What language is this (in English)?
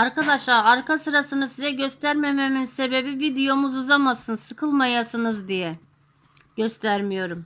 Turkish